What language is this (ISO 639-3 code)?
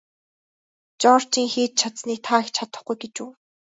mon